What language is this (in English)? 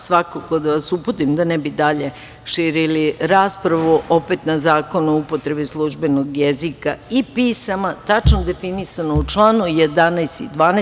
Serbian